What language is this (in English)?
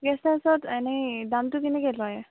Assamese